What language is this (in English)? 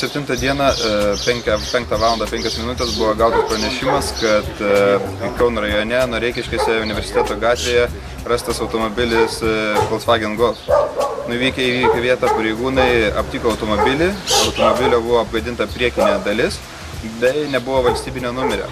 Lithuanian